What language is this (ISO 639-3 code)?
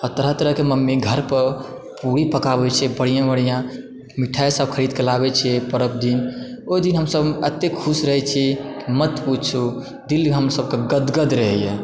mai